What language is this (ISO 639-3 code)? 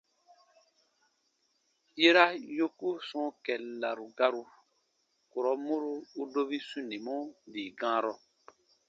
bba